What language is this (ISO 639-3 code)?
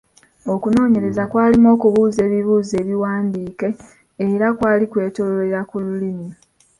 lug